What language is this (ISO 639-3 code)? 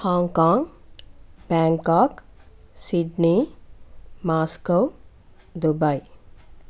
tel